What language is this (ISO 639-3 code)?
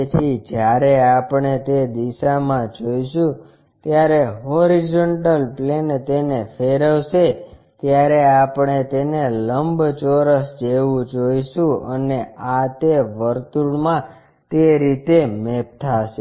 guj